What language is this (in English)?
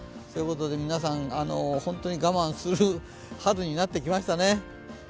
Japanese